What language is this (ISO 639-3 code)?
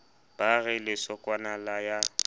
sot